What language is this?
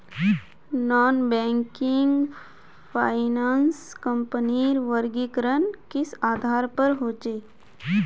Magahi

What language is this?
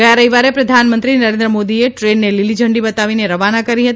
Gujarati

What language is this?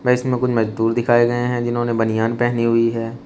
Hindi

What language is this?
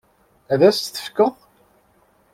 Kabyle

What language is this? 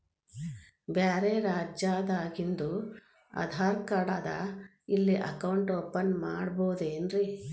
Kannada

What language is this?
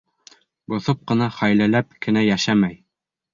Bashkir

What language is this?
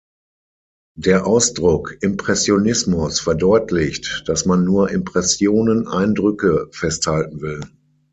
German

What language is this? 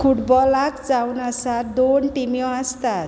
Konkani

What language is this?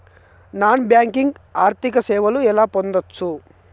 Telugu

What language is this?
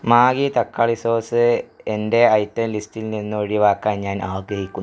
Malayalam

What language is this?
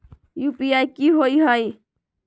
Magahi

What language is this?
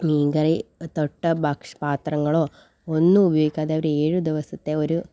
Malayalam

